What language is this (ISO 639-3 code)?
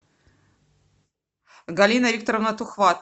rus